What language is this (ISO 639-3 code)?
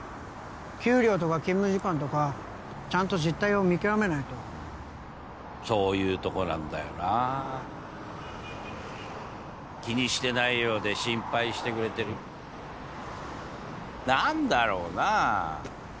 jpn